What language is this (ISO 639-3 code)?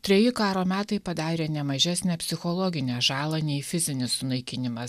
lit